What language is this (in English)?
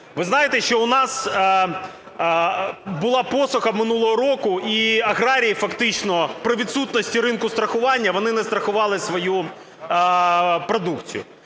Ukrainian